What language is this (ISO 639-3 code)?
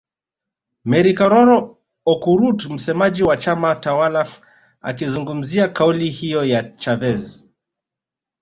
swa